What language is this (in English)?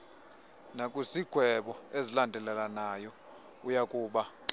Xhosa